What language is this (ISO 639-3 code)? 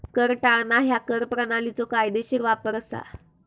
mar